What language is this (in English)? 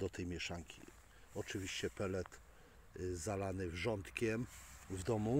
Polish